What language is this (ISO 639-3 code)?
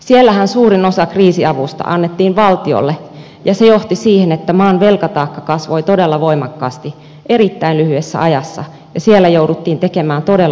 fin